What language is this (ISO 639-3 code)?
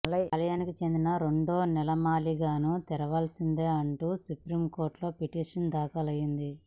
tel